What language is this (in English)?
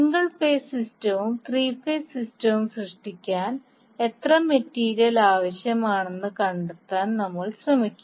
Malayalam